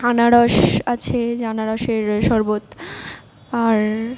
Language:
Bangla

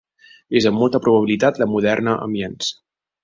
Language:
Catalan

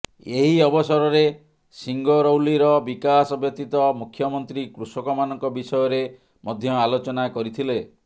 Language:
Odia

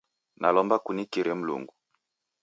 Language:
Taita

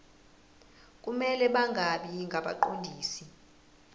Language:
Zulu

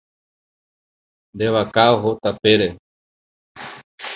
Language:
Guarani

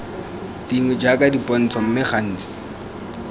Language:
Tswana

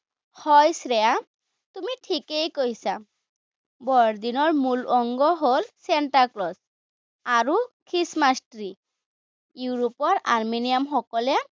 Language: Assamese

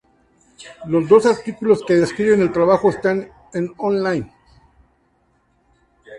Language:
Spanish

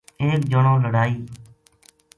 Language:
Gujari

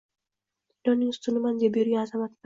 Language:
Uzbek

